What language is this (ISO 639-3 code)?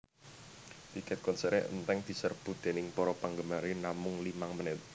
jav